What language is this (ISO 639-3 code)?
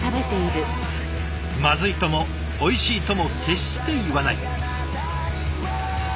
jpn